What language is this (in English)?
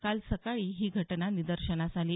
Marathi